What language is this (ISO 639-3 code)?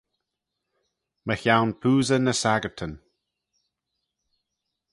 glv